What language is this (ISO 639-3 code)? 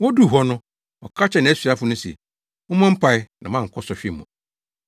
aka